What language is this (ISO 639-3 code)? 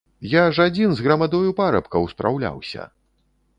bel